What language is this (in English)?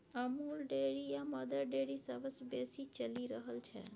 Maithili